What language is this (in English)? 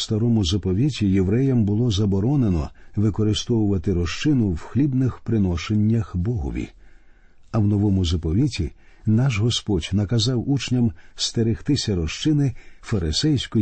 Ukrainian